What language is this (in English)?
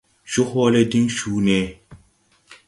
Tupuri